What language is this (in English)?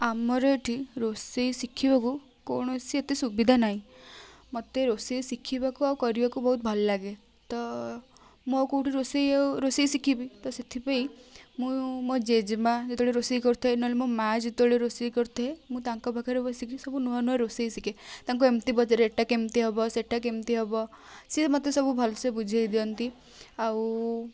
Odia